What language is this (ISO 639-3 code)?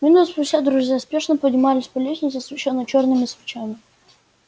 rus